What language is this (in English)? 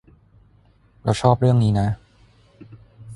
Thai